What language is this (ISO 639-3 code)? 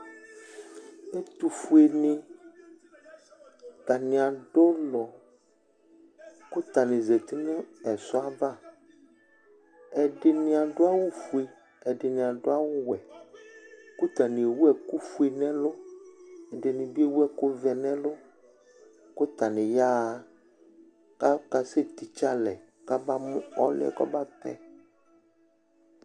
kpo